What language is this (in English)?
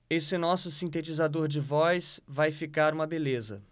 Portuguese